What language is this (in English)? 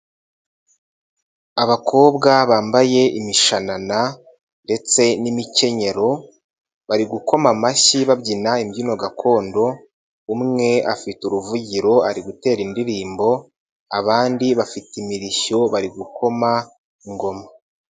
Kinyarwanda